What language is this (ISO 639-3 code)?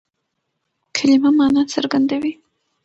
pus